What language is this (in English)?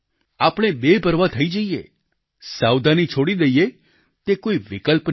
Gujarati